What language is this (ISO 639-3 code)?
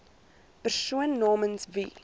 afr